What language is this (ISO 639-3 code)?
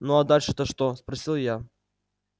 rus